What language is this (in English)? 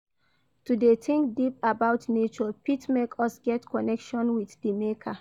Nigerian Pidgin